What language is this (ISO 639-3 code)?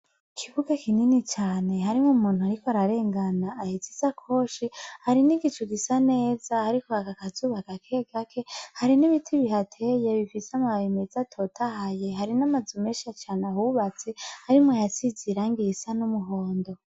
run